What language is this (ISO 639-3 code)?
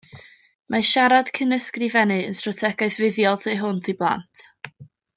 cym